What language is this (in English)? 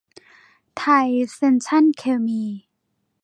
Thai